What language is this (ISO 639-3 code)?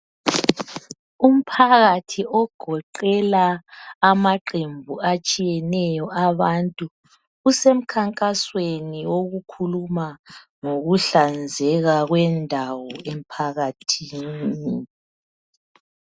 nde